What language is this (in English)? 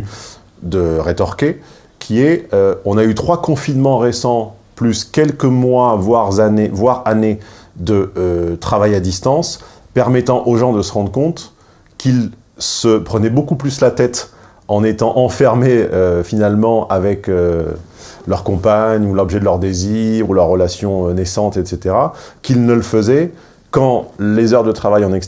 French